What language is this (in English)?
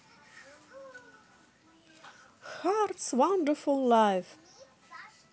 Russian